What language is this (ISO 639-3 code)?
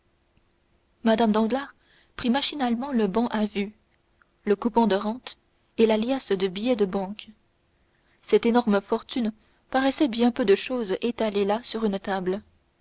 fra